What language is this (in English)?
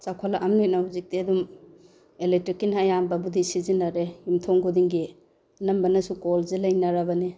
Manipuri